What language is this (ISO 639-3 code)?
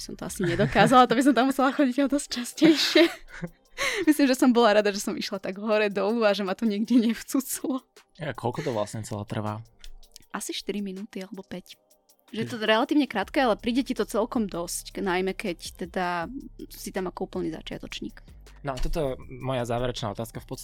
slk